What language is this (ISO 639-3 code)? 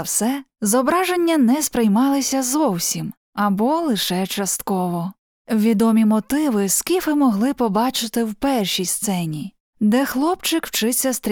ukr